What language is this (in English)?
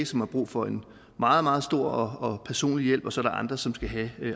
Danish